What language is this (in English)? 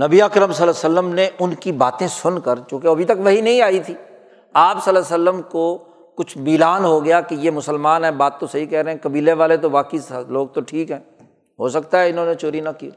Urdu